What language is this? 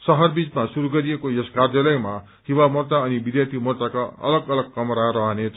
Nepali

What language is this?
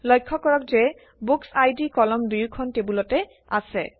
Assamese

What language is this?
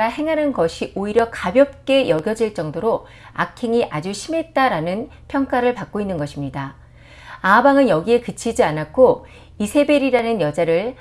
Korean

